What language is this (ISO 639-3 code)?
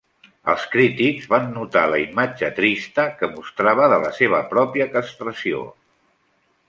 cat